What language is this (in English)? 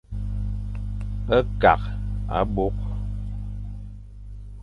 Fang